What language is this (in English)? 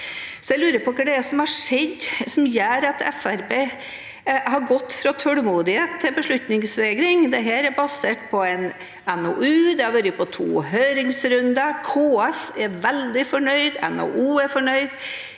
Norwegian